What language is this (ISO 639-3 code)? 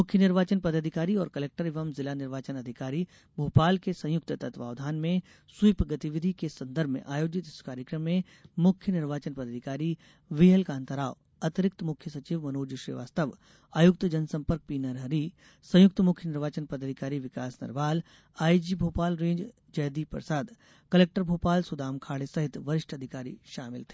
hin